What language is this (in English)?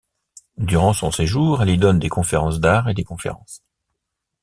French